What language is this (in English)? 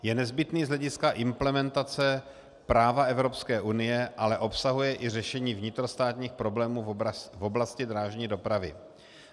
Czech